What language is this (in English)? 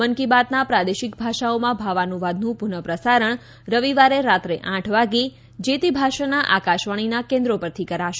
Gujarati